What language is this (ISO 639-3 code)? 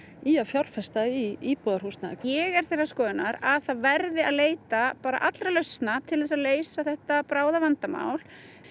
isl